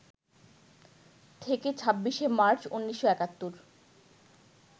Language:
Bangla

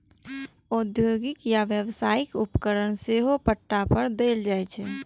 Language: Maithili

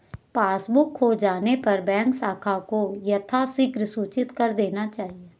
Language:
Hindi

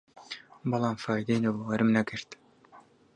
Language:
Central Kurdish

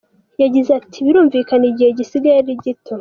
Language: Kinyarwanda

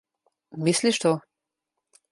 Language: Slovenian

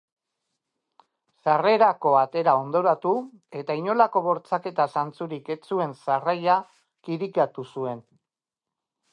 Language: Basque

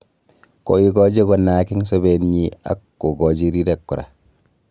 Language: Kalenjin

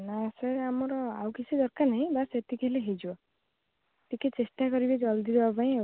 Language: Odia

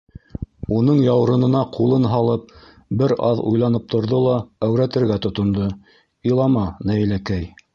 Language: Bashkir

